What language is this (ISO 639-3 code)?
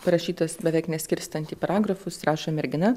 lit